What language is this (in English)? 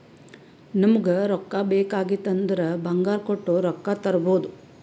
Kannada